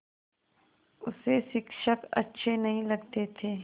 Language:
Hindi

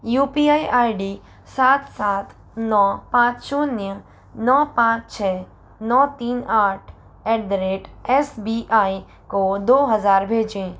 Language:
Hindi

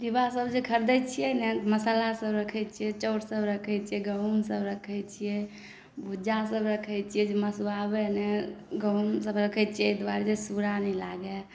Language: Maithili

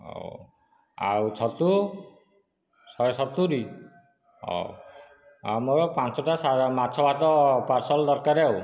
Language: Odia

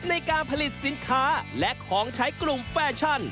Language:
Thai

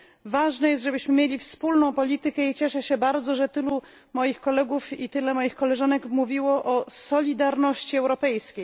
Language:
Polish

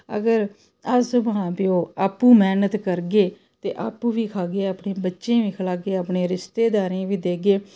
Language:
Dogri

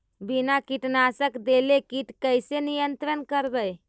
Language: Magahi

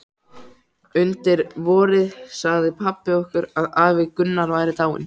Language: Icelandic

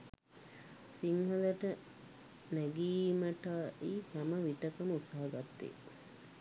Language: Sinhala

